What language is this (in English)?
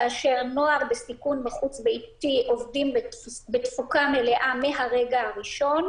Hebrew